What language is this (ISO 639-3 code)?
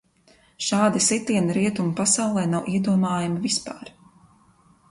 lav